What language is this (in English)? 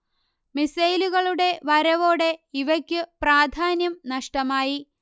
Malayalam